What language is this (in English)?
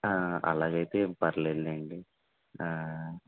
Telugu